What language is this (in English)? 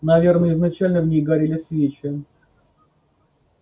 Russian